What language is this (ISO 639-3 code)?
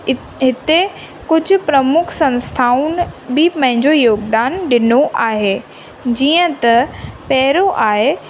snd